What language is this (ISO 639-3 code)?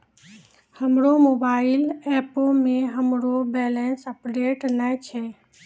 mai